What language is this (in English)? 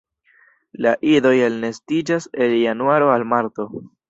Esperanto